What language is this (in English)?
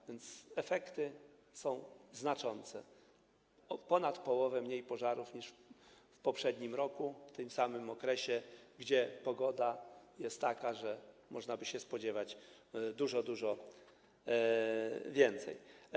Polish